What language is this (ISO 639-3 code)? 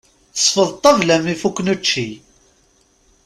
kab